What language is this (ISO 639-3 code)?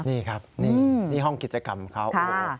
tha